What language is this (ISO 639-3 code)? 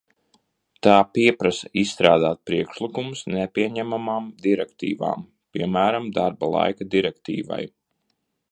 lav